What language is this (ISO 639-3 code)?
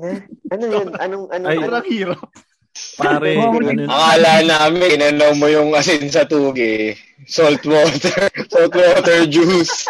fil